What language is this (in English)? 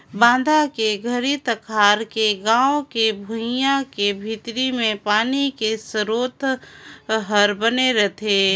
Chhattisgarhi